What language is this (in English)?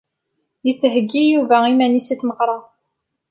Kabyle